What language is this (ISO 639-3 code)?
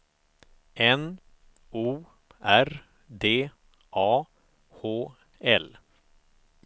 swe